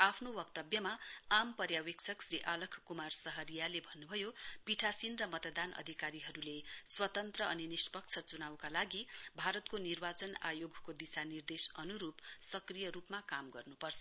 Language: Nepali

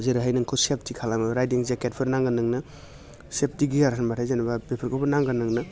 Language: Bodo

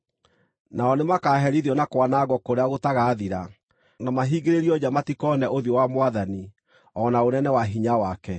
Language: Kikuyu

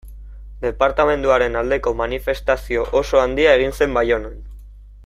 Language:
Basque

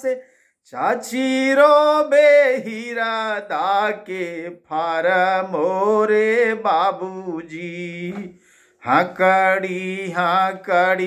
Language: Hindi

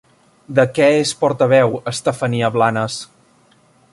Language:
Catalan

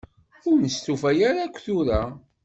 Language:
Kabyle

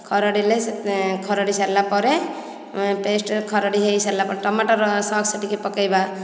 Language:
Odia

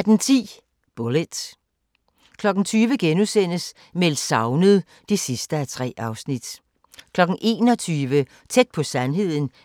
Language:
Danish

